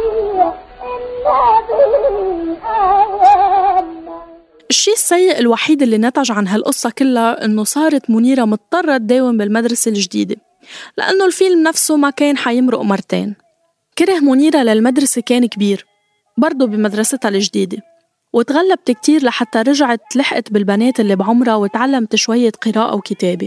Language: Arabic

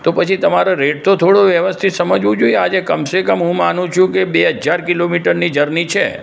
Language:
Gujarati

